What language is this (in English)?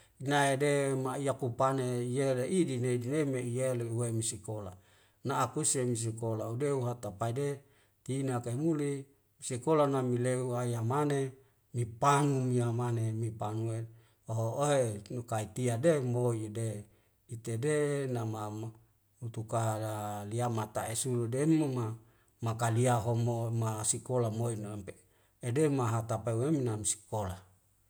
Wemale